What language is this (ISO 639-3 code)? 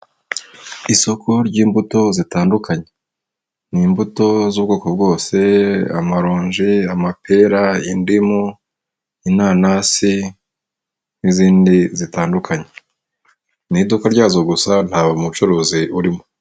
kin